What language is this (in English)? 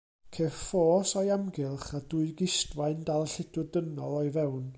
Welsh